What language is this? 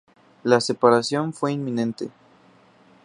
Spanish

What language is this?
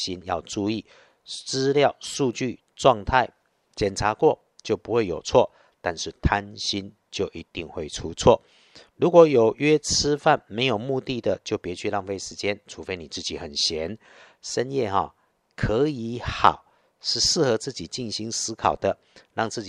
Chinese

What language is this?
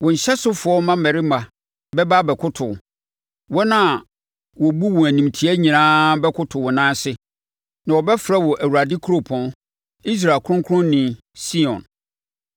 Akan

